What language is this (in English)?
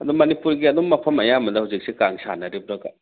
Manipuri